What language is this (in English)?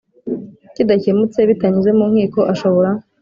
Kinyarwanda